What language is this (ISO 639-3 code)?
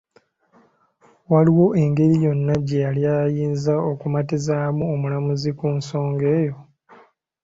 lug